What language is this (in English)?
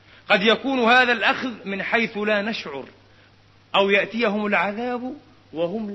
Arabic